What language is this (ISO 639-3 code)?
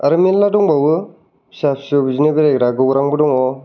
brx